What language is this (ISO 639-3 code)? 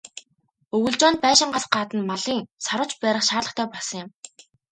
mon